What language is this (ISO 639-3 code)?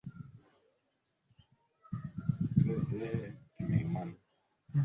swa